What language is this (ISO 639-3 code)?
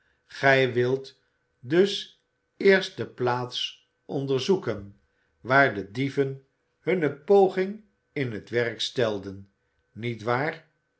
nld